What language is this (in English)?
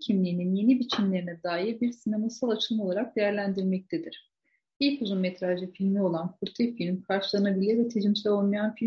Turkish